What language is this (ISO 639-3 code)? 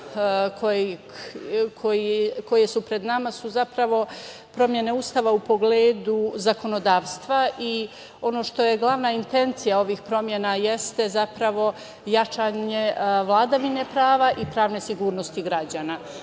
srp